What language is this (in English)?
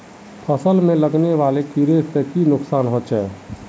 Magahi